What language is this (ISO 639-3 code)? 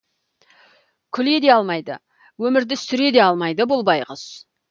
kaz